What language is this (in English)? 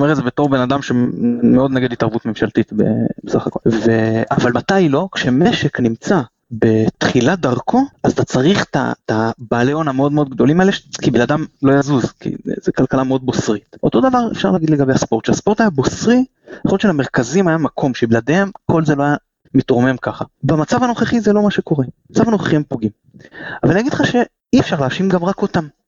Hebrew